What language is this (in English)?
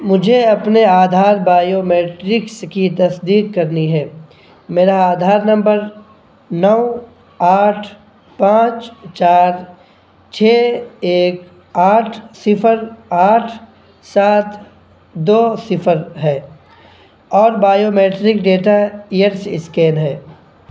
Urdu